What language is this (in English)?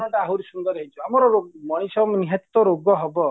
Odia